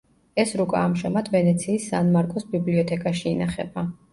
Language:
Georgian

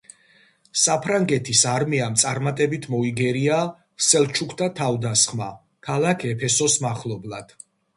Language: Georgian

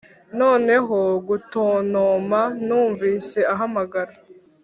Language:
Kinyarwanda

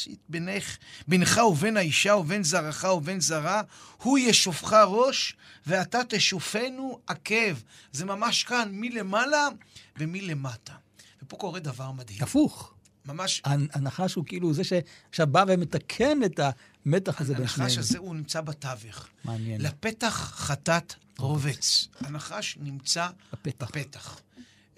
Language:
Hebrew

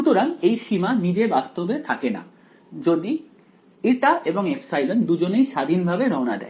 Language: Bangla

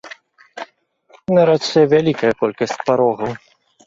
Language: Belarusian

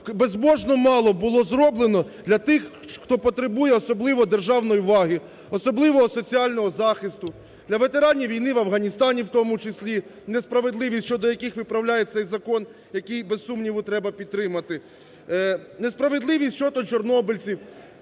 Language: Ukrainian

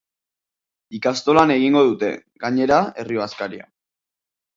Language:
Basque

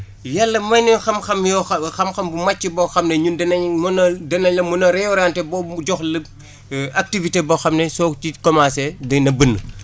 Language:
Wolof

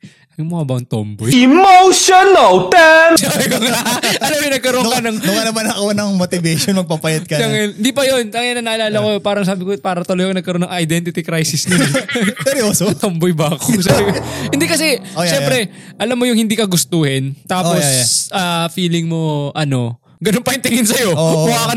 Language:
Filipino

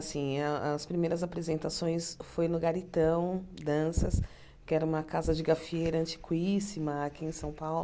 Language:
Portuguese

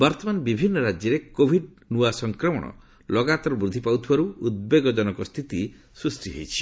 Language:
Odia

